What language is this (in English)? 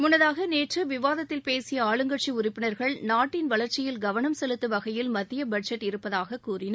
Tamil